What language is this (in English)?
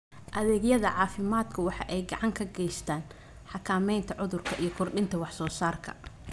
Somali